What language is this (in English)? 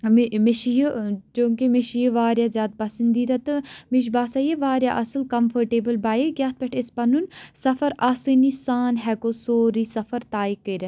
Kashmiri